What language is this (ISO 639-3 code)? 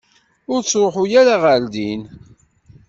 kab